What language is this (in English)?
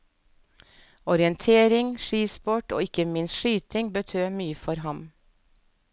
Norwegian